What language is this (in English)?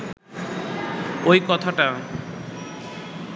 Bangla